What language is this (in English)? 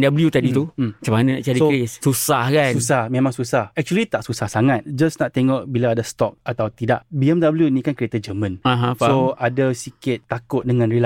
Malay